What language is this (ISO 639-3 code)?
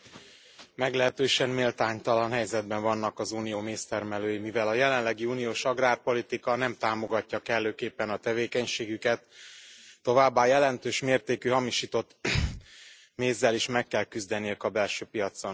hun